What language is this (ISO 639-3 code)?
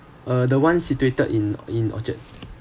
eng